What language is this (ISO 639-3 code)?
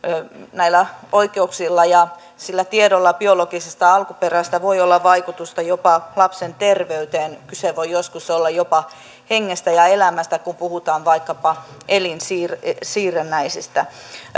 fin